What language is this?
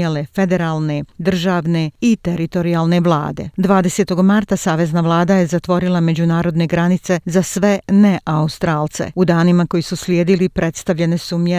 Croatian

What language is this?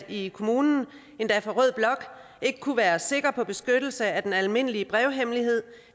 Danish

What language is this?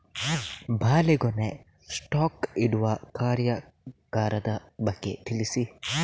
Kannada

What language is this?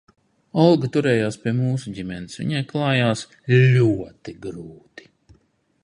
Latvian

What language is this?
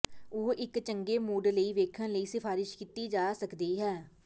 Punjabi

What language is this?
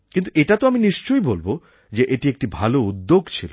Bangla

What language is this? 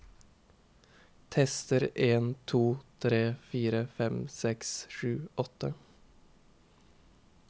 Norwegian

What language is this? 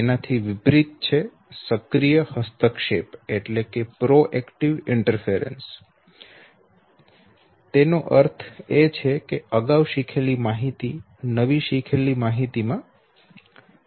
Gujarati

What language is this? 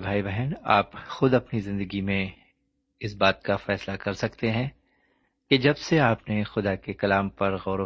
Urdu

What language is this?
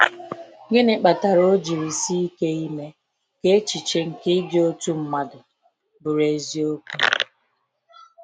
Igbo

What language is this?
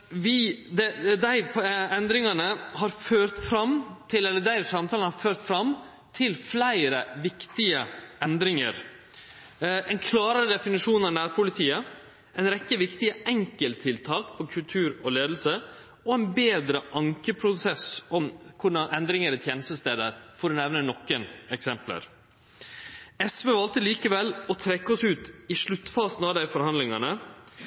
Norwegian Nynorsk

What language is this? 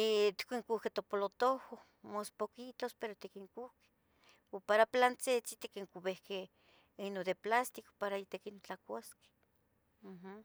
Tetelcingo Nahuatl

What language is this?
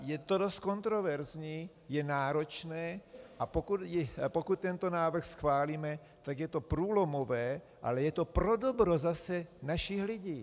Czech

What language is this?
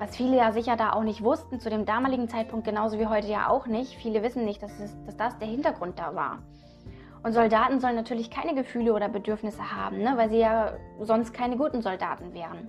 German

